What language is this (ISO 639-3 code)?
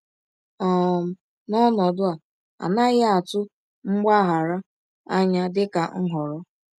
ibo